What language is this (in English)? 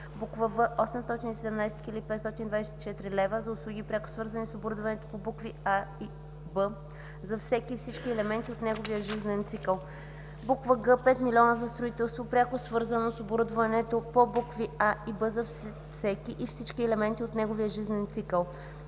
Bulgarian